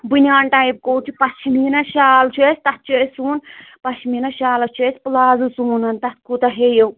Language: Kashmiri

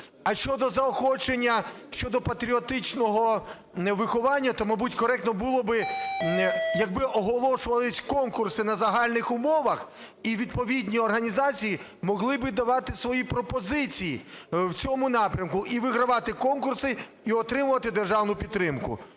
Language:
Ukrainian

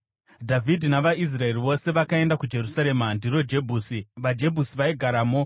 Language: Shona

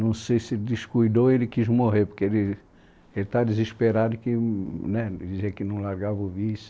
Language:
Portuguese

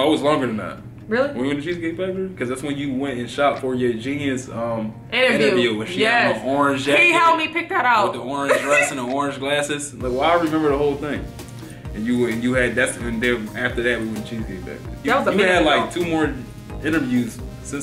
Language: English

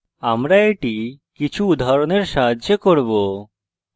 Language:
Bangla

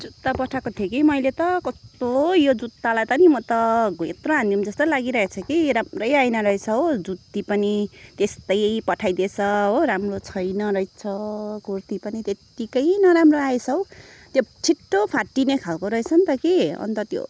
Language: Nepali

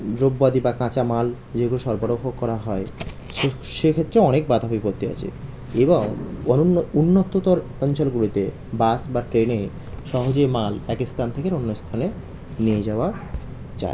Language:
Bangla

